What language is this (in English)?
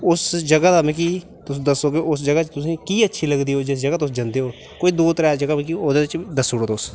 Dogri